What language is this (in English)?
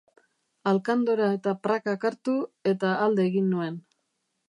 Basque